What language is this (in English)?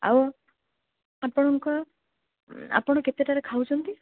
Odia